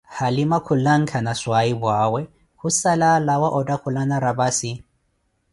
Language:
Koti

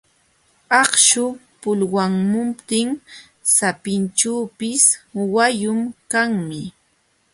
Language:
Jauja Wanca Quechua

